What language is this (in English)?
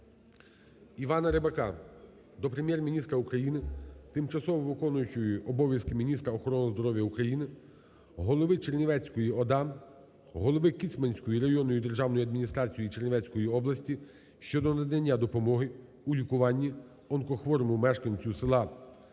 Ukrainian